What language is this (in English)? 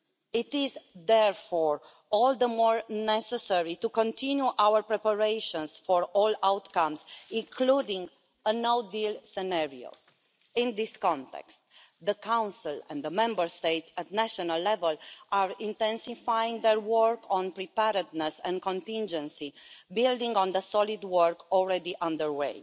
English